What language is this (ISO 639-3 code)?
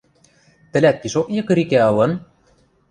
mrj